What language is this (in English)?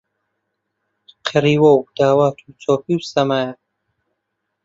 Central Kurdish